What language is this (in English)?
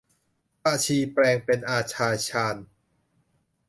Thai